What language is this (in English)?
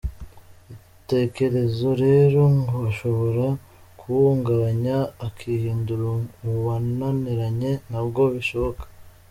Kinyarwanda